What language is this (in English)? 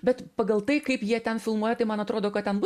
Lithuanian